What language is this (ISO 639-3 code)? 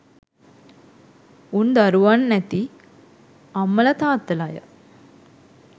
sin